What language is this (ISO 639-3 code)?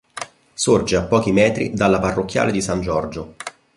ita